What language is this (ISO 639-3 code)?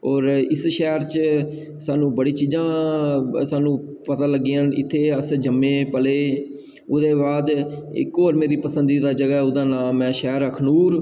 doi